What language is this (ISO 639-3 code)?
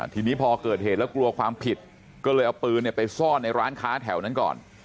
tha